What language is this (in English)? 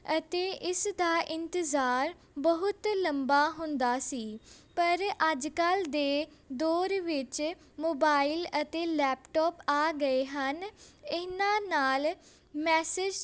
Punjabi